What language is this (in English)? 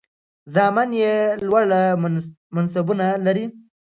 Pashto